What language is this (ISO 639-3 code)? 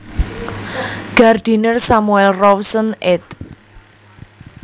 jav